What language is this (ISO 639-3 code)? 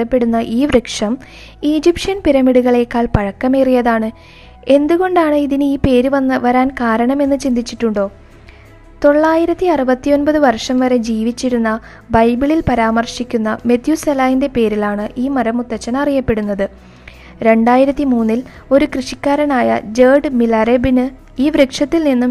mal